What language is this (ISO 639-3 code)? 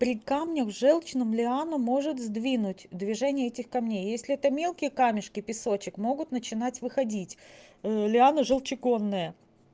rus